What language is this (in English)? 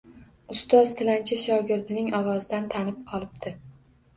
Uzbek